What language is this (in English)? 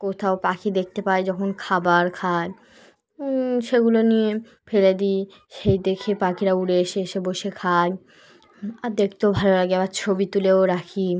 Bangla